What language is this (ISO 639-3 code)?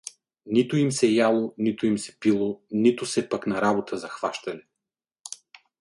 bul